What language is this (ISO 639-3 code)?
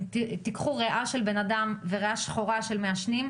heb